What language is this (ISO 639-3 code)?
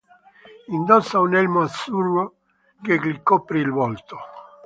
ita